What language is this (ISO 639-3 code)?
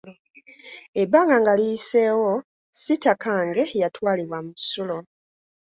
lug